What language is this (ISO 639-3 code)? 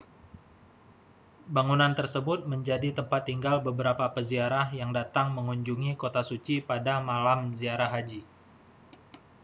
ind